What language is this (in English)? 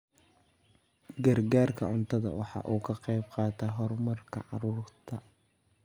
Somali